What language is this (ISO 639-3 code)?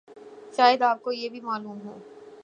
urd